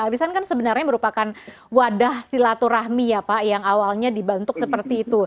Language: Indonesian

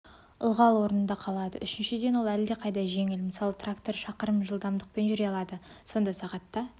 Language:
Kazakh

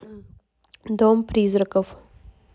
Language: Russian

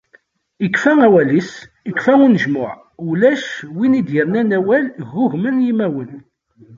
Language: Kabyle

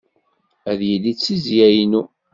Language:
Kabyle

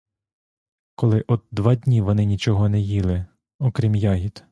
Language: Ukrainian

